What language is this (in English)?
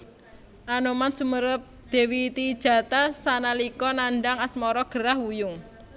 Javanese